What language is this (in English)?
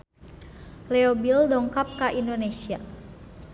Sundanese